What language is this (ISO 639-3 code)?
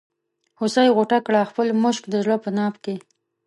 pus